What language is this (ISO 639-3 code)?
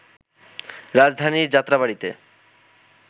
ben